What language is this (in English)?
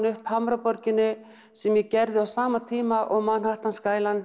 Icelandic